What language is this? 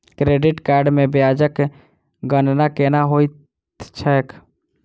Maithili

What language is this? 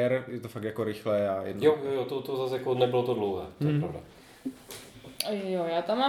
Czech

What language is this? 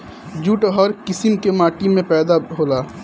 Bhojpuri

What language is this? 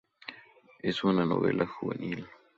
Spanish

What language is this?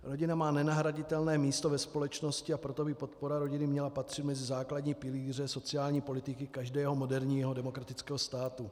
Czech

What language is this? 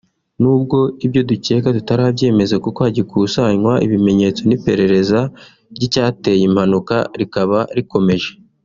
Kinyarwanda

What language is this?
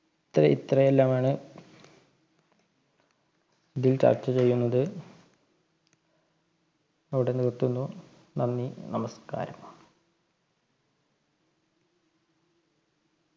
Malayalam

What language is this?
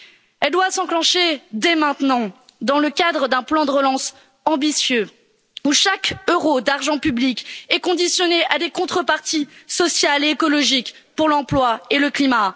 French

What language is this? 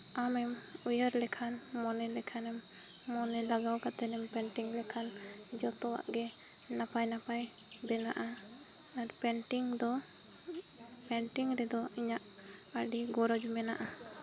Santali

